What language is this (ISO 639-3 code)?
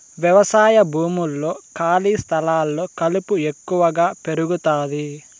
tel